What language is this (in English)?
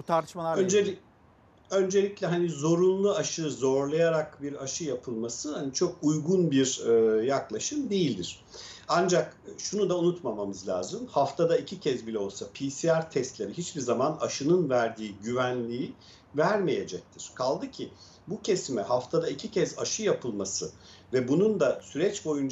Turkish